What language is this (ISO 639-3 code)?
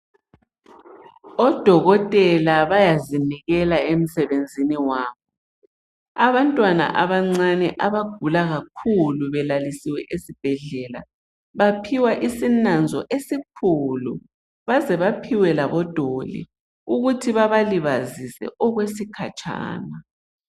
nde